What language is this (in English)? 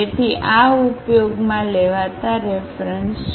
Gujarati